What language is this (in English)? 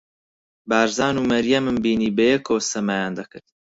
Central Kurdish